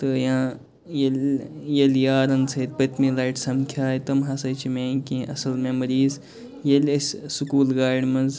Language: Kashmiri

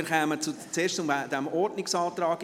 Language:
Swiss German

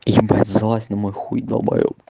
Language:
Russian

